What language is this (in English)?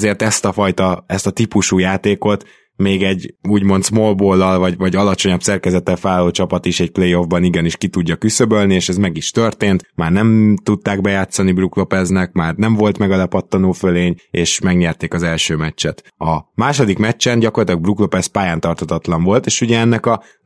Hungarian